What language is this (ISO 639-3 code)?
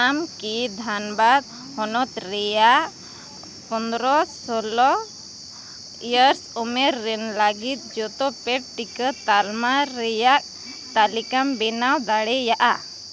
sat